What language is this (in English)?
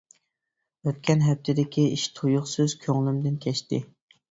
Uyghur